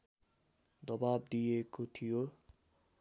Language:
Nepali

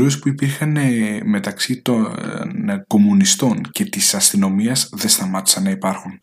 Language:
Greek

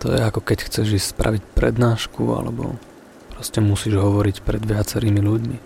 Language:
Slovak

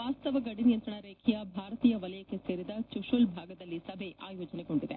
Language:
Kannada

